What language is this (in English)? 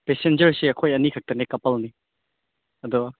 Manipuri